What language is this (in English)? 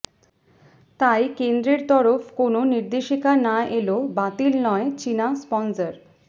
Bangla